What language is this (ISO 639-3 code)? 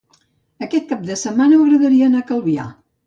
cat